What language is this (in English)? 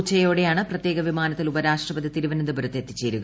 Malayalam